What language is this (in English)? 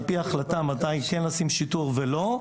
Hebrew